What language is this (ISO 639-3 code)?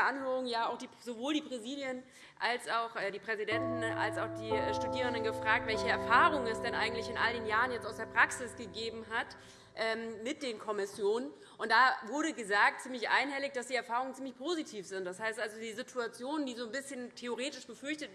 deu